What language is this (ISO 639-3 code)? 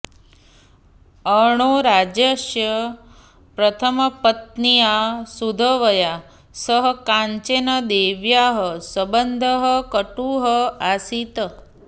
san